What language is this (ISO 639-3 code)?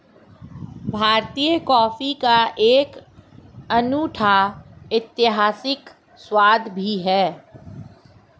hin